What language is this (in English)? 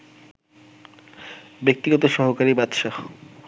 Bangla